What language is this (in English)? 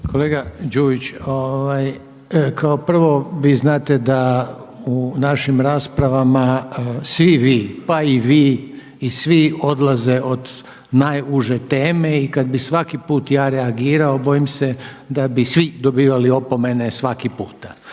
Croatian